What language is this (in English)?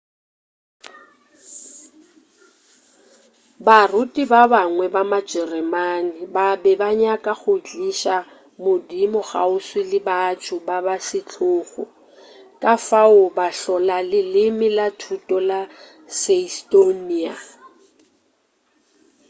Northern Sotho